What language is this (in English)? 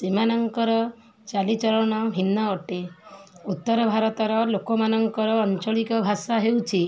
Odia